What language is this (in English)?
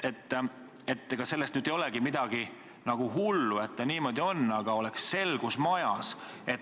Estonian